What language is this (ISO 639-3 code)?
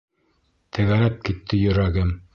bak